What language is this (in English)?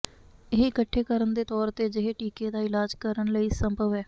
Punjabi